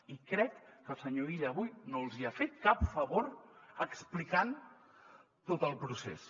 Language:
Catalan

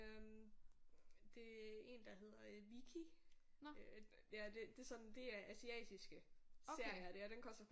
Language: Danish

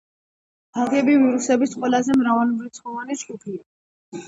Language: Georgian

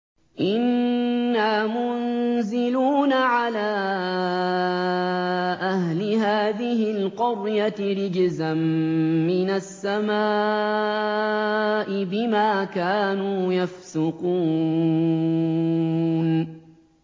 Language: Arabic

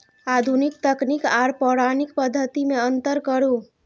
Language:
Maithili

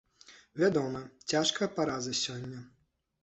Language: Belarusian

